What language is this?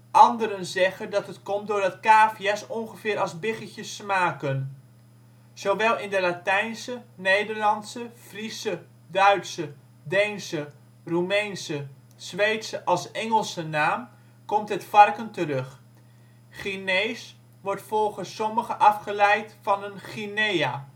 Dutch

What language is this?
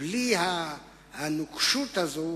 Hebrew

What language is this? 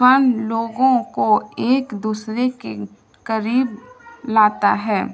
Urdu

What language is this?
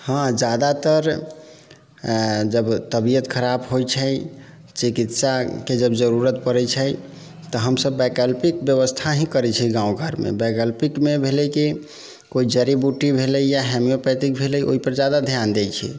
Maithili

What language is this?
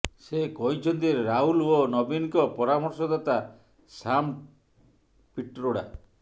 Odia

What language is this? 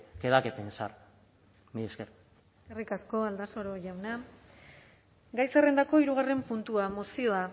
Basque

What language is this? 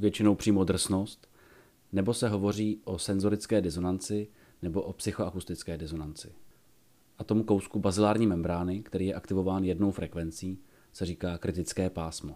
Czech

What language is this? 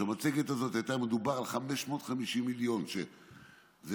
Hebrew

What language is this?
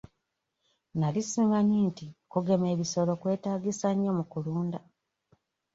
Ganda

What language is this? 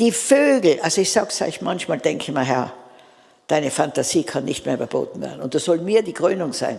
German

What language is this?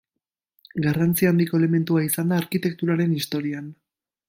Basque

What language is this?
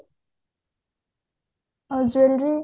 Odia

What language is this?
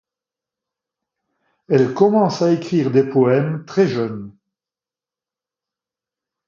French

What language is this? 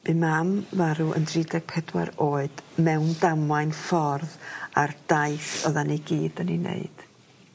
Welsh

